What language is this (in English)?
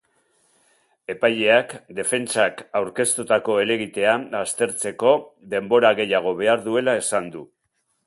Basque